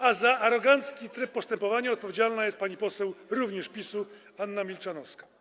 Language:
Polish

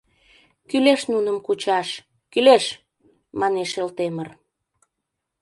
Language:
Mari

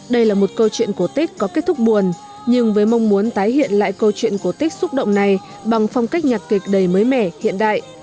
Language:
Vietnamese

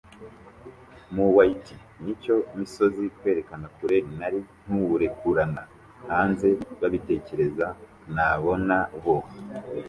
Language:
Kinyarwanda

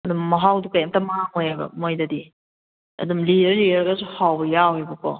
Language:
Manipuri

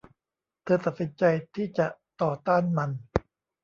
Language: Thai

